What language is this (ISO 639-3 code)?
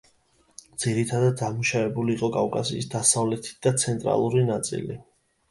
kat